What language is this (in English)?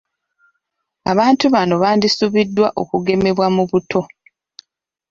Ganda